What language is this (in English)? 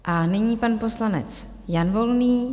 Czech